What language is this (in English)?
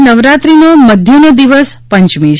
Gujarati